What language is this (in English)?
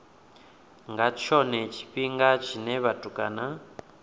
Venda